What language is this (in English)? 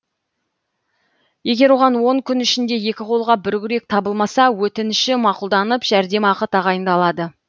Kazakh